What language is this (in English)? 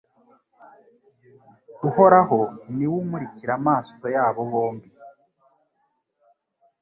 Kinyarwanda